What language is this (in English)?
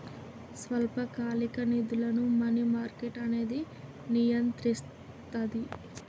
Telugu